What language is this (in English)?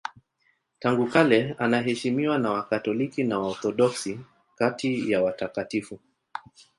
Swahili